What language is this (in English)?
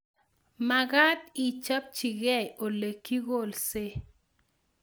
Kalenjin